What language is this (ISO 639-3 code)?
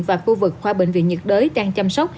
vie